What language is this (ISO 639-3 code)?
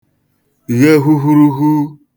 ibo